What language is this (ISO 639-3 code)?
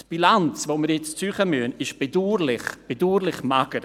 gsw